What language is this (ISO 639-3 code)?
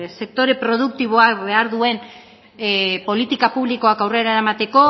eus